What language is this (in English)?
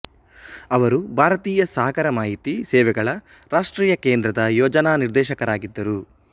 Kannada